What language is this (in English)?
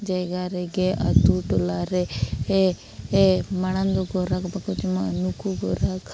Santali